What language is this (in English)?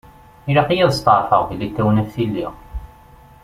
Kabyle